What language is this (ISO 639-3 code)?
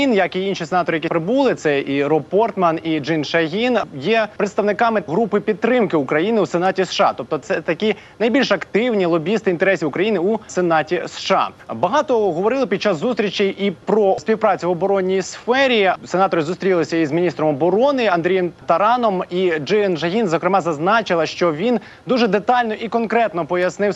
ukr